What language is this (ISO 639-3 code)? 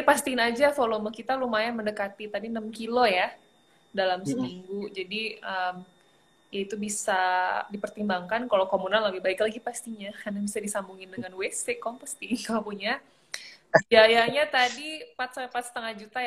ind